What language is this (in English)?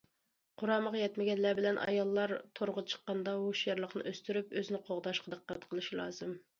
Uyghur